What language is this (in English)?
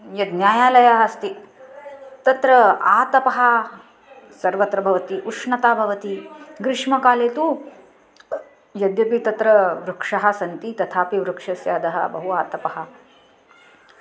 Sanskrit